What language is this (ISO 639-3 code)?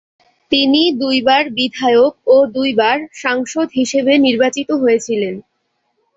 ben